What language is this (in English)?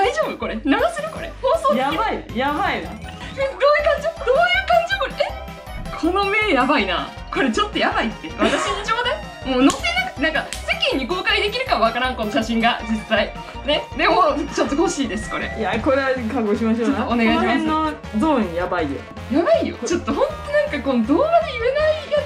Japanese